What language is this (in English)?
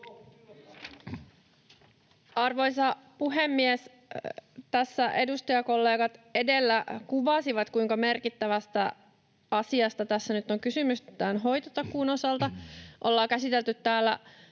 Finnish